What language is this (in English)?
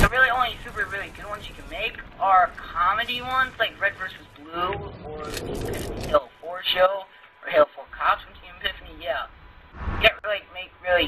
English